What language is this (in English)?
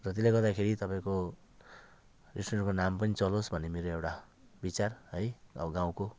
Nepali